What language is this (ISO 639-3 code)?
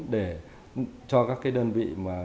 vie